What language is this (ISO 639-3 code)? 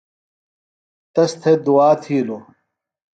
phl